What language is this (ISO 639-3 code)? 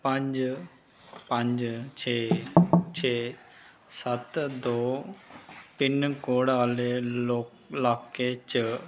doi